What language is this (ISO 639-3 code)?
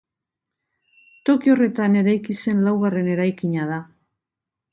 eus